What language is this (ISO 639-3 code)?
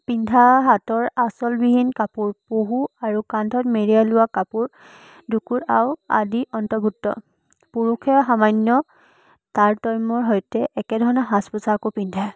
asm